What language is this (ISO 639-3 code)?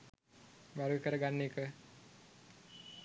sin